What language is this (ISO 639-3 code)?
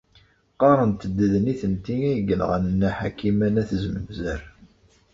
kab